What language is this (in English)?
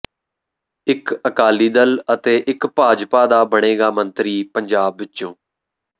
Punjabi